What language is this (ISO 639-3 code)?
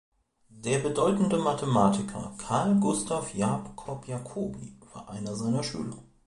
deu